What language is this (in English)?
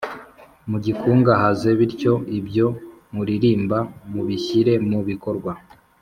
Kinyarwanda